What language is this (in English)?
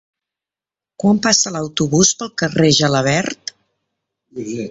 Catalan